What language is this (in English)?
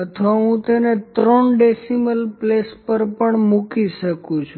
Gujarati